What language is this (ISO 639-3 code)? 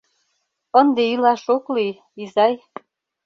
chm